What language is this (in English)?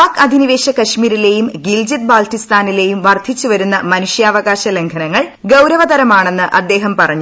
Malayalam